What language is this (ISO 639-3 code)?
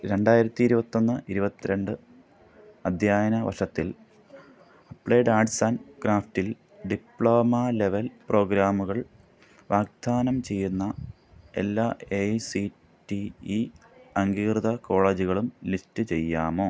mal